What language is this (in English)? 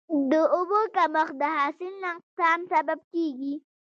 Pashto